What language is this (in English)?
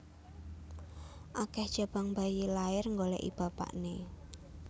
Javanese